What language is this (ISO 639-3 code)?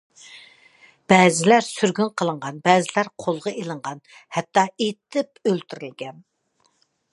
uig